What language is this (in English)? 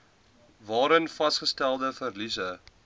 Afrikaans